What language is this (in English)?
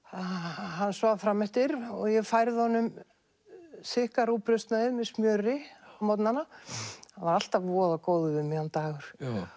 Icelandic